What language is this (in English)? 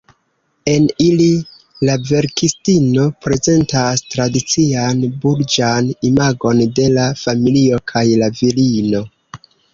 Esperanto